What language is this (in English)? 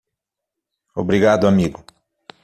Portuguese